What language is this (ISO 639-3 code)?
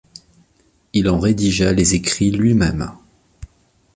fra